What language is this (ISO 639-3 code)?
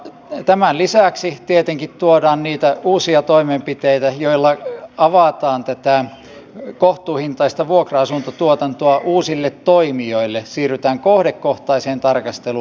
fin